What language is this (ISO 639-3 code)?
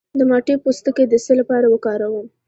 pus